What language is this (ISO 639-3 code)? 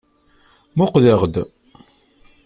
kab